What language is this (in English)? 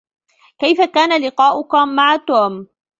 Arabic